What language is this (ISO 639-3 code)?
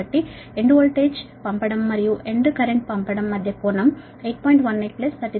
tel